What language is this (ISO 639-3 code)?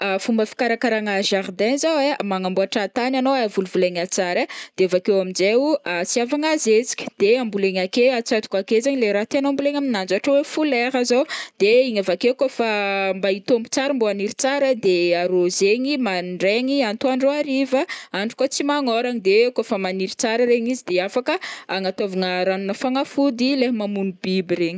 bmm